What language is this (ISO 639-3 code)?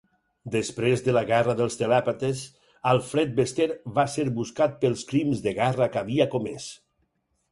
cat